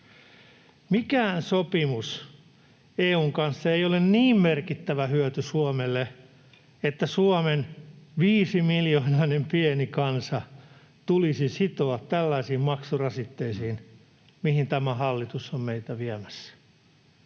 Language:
Finnish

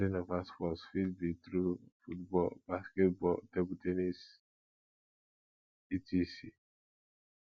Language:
Nigerian Pidgin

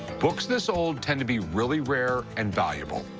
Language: English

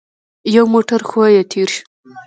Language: Pashto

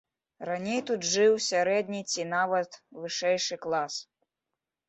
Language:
Belarusian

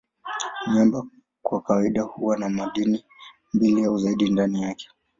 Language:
Swahili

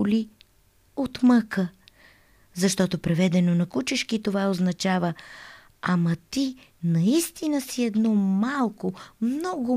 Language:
Bulgarian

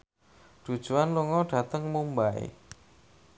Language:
Javanese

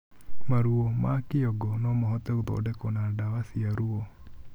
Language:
Kikuyu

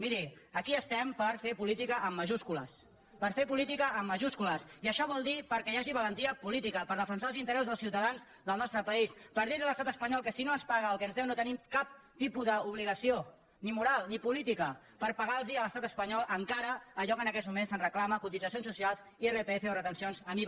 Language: Catalan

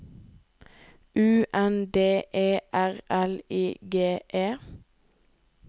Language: Norwegian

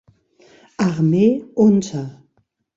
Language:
German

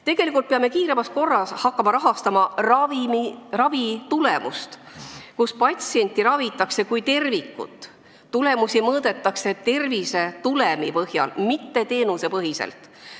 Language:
Estonian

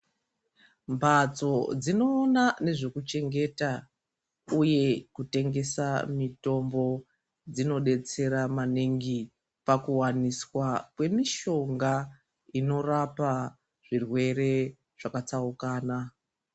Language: Ndau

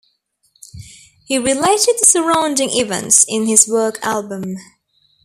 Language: English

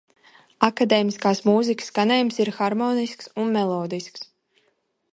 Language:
Latvian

